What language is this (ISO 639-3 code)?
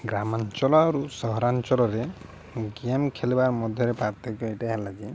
ori